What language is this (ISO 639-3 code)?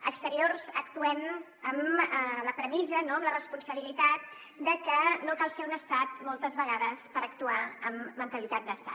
cat